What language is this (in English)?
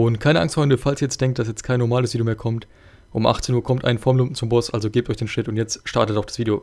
German